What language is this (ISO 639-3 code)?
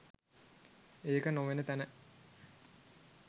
sin